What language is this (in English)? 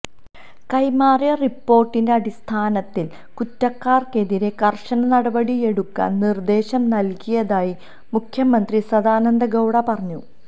Malayalam